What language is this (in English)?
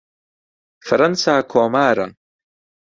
Central Kurdish